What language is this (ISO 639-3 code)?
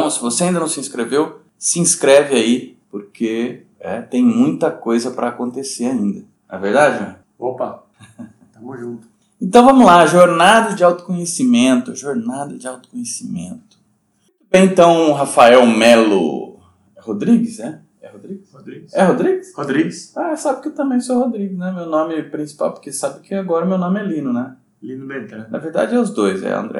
por